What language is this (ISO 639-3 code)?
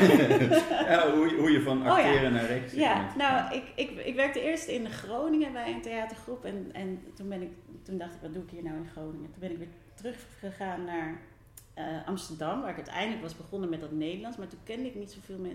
nld